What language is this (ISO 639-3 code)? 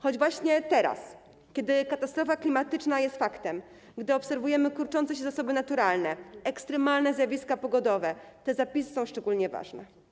pol